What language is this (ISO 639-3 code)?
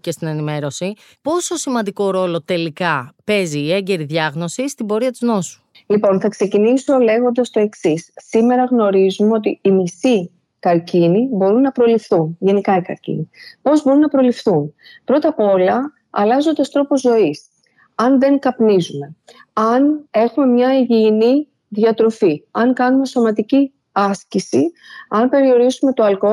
ell